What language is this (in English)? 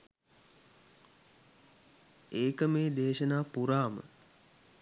Sinhala